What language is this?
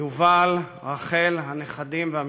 Hebrew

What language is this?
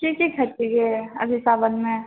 Maithili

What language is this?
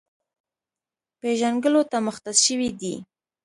Pashto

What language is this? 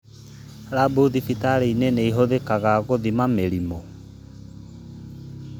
Kikuyu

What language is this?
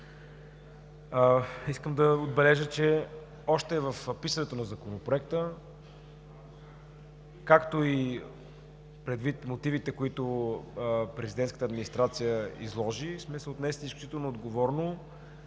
Bulgarian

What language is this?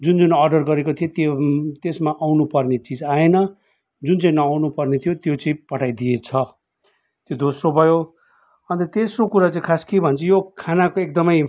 Nepali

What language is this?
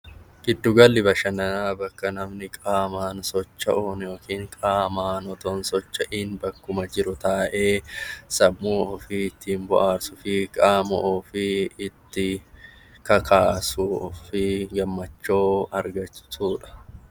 Oromo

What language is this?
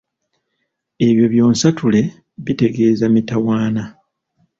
Ganda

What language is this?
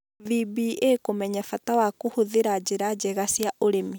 Kikuyu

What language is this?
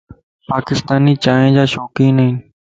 Lasi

